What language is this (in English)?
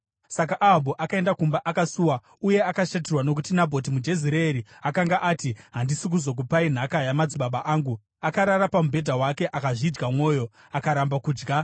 Shona